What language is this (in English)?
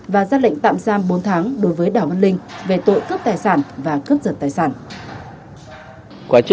Vietnamese